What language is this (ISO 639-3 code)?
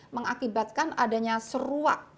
ind